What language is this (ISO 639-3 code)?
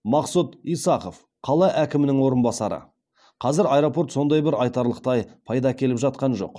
kaz